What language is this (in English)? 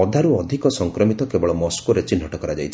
Odia